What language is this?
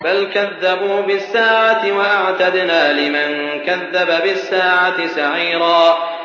Arabic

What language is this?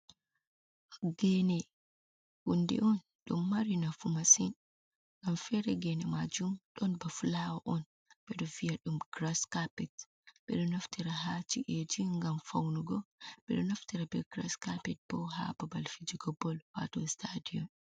Fula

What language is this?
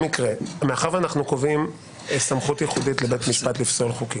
Hebrew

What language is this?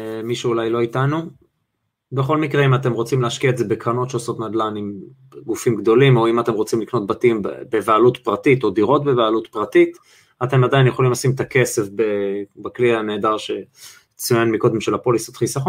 Hebrew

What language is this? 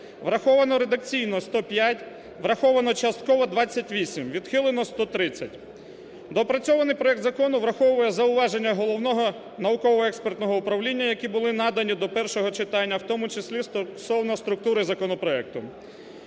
Ukrainian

